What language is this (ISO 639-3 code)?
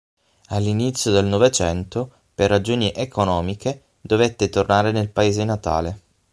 ita